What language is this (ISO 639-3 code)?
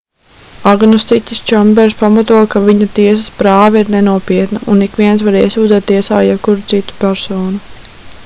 lav